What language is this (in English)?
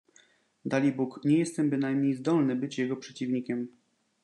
Polish